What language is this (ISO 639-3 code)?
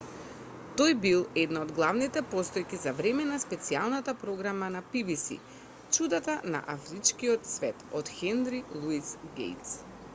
mkd